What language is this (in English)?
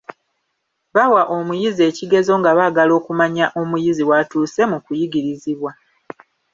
Ganda